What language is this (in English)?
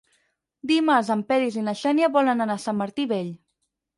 Catalan